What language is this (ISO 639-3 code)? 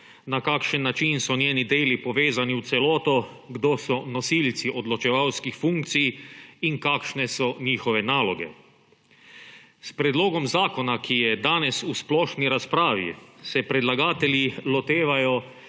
slv